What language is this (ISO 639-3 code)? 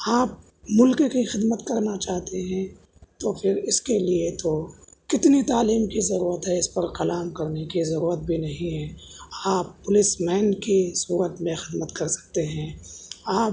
urd